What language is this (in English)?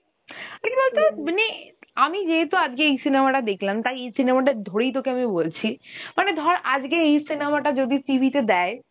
Bangla